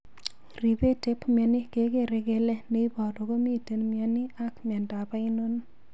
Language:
Kalenjin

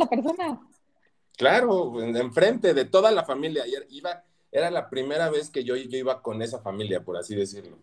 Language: Spanish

